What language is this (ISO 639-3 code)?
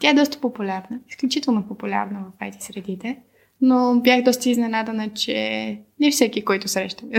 bul